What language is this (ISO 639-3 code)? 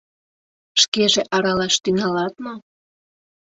chm